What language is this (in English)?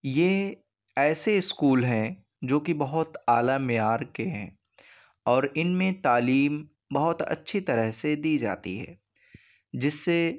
Urdu